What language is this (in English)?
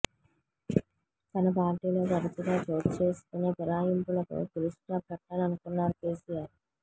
Telugu